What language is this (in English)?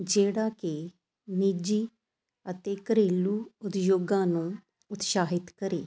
Punjabi